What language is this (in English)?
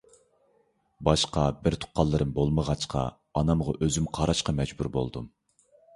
Uyghur